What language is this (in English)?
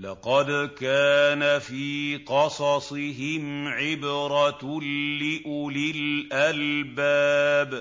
Arabic